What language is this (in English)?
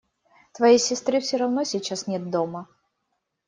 Russian